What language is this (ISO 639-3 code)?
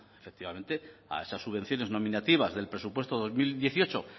spa